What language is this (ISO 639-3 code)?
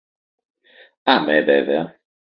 ell